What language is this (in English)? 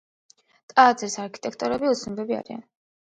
Georgian